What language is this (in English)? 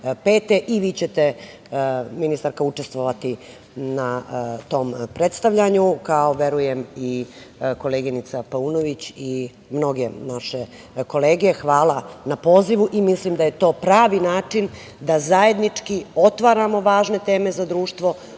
Serbian